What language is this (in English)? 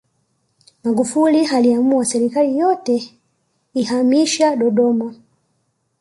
Swahili